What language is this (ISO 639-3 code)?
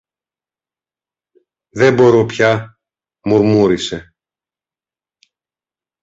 ell